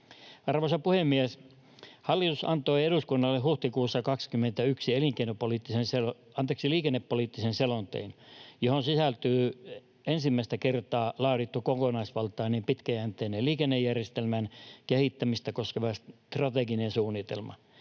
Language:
Finnish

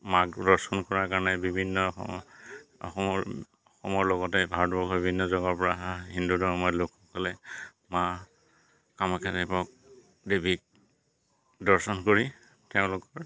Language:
Assamese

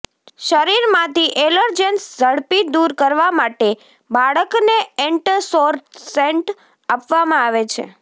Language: Gujarati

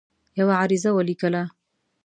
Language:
Pashto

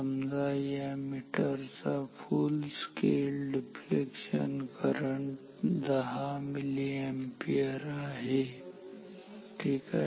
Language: Marathi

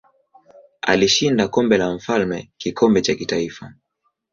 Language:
Swahili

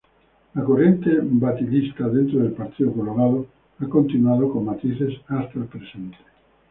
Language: Spanish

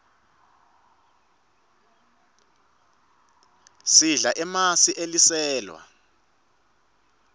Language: Swati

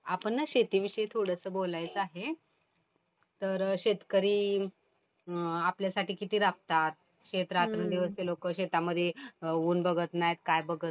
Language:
Marathi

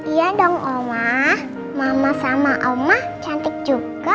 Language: Indonesian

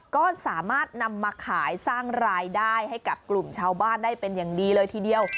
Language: Thai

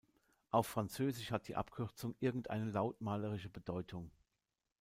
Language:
German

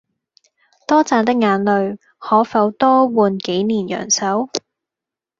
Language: Cantonese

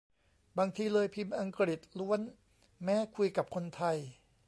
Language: Thai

